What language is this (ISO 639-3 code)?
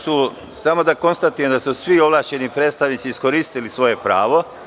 srp